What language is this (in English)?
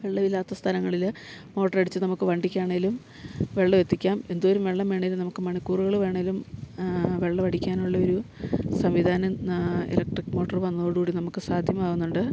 Malayalam